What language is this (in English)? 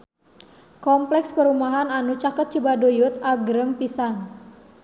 Sundanese